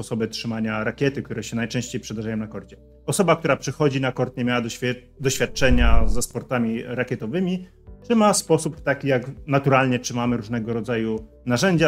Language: Polish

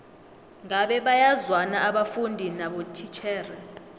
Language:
South Ndebele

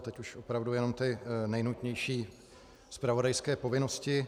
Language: Czech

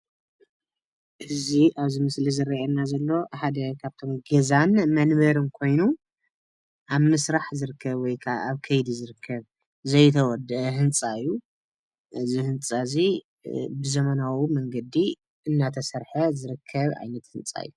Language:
Tigrinya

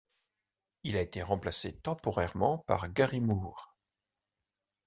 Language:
French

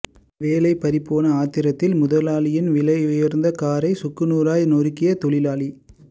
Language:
Tamil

